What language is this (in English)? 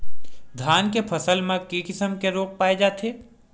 Chhattisgarhi